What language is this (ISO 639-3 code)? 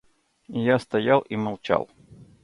rus